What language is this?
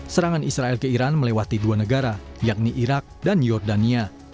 Indonesian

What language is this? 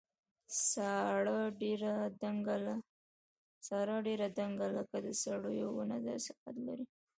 Pashto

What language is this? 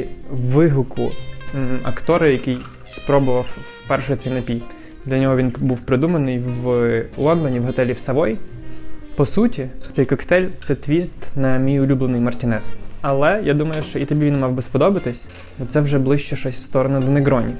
Ukrainian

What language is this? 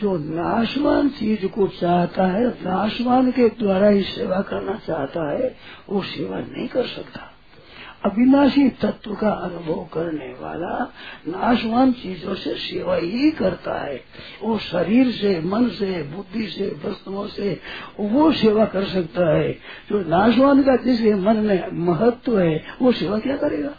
Hindi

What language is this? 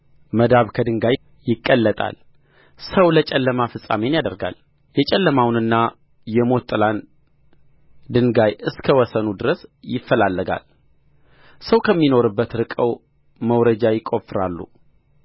Amharic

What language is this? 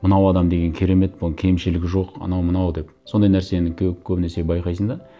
Kazakh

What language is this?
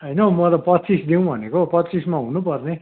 Nepali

